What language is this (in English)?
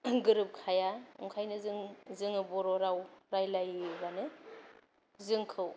Bodo